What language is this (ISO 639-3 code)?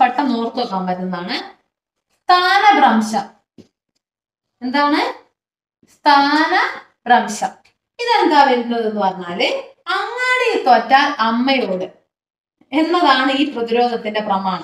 kor